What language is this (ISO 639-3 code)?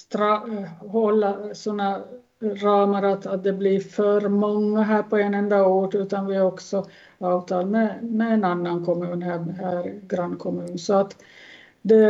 swe